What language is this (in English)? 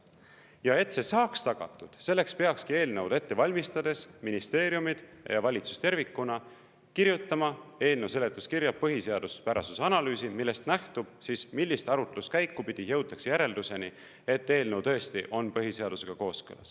Estonian